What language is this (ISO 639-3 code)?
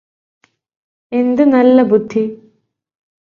mal